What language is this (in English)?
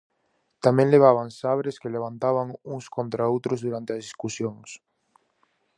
Galician